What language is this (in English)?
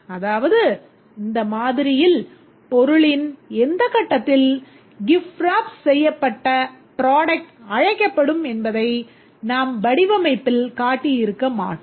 Tamil